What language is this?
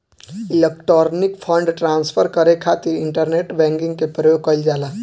Bhojpuri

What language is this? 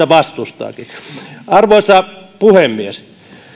Finnish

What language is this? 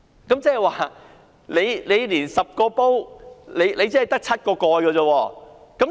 Cantonese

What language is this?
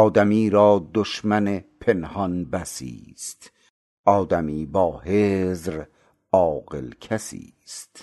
Persian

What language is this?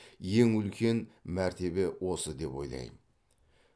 Kazakh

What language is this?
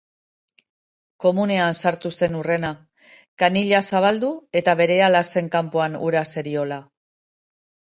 Basque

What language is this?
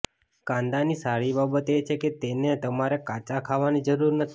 Gujarati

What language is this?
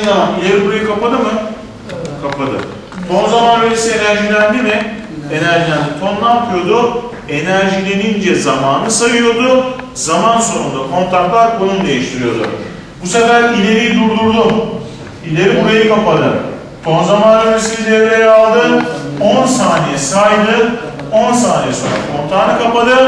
Turkish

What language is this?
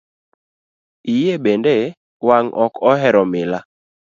Luo (Kenya and Tanzania)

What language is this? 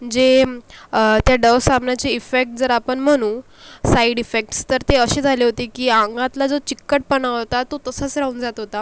Marathi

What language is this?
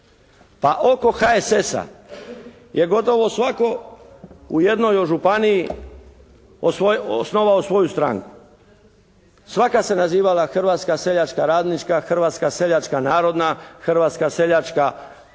Croatian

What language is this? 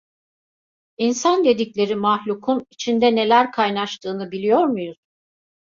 Turkish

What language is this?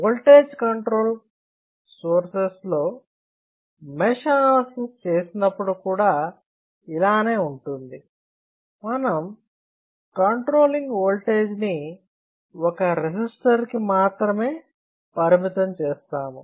Telugu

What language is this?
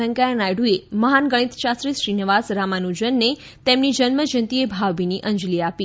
Gujarati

